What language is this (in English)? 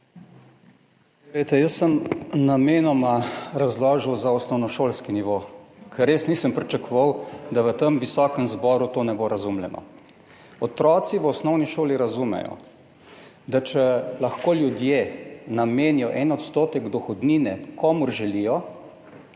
Slovenian